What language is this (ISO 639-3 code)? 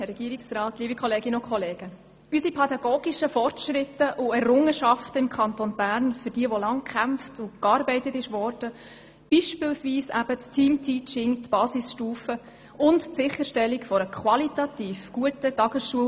gsw